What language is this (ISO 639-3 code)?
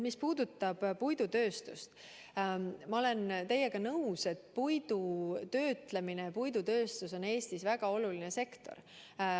est